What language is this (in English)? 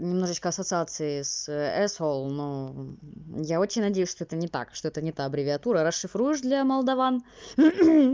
Russian